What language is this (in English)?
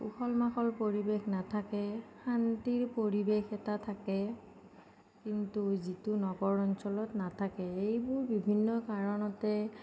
Assamese